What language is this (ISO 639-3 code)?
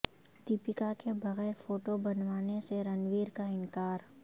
urd